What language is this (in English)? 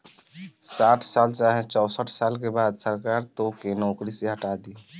Bhojpuri